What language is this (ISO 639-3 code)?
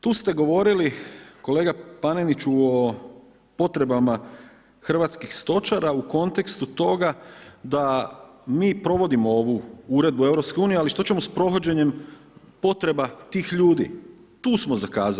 hrv